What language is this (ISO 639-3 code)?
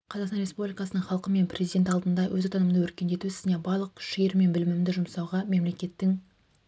kaz